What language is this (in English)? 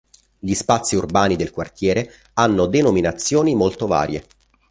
Italian